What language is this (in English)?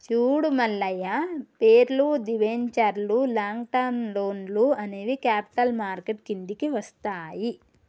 Telugu